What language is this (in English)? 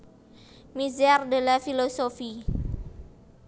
Javanese